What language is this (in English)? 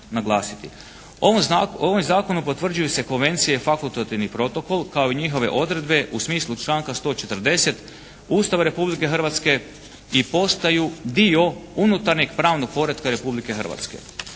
Croatian